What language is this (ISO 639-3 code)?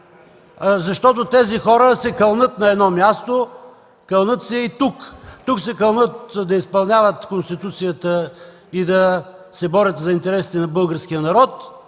bul